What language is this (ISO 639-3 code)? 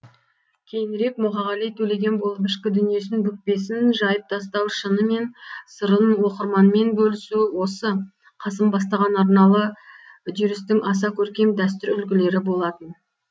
kaz